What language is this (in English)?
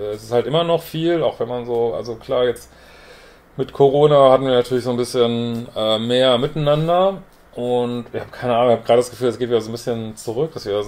German